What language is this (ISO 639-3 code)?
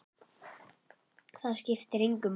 isl